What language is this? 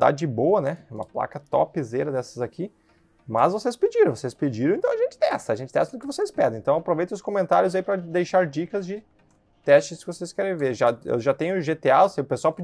Portuguese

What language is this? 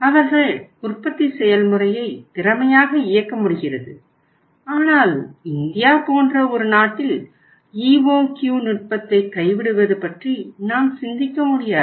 Tamil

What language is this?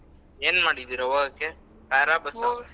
Kannada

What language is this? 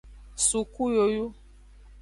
Aja (Benin)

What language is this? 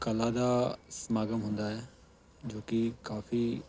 Punjabi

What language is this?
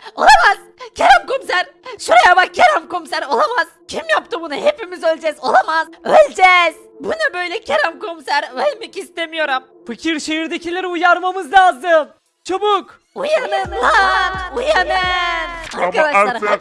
Turkish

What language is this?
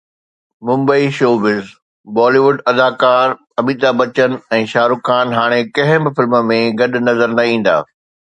Sindhi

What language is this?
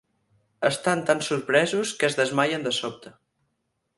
Catalan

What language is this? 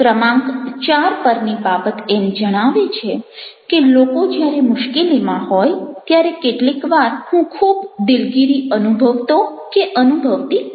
Gujarati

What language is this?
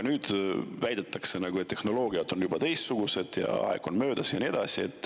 Estonian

